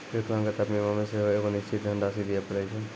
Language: Maithili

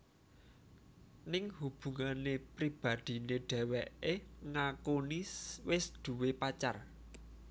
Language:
Javanese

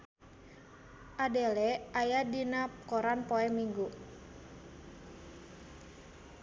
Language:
Sundanese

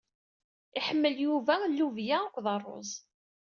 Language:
Kabyle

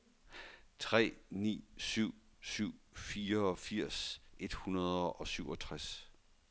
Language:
Danish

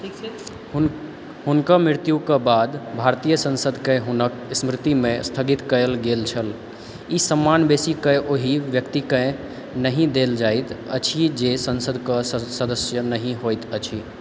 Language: Maithili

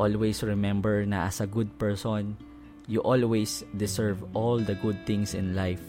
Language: Filipino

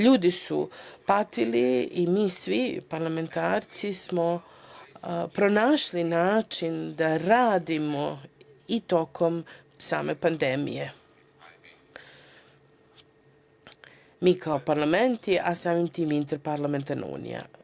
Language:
Serbian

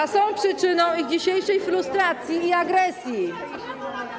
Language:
Polish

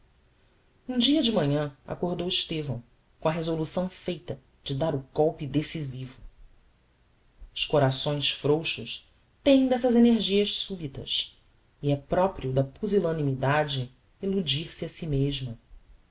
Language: Portuguese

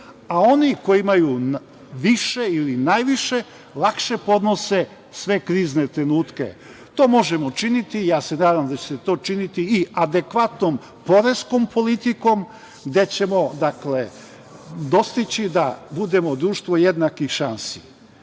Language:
Serbian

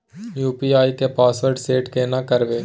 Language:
Maithili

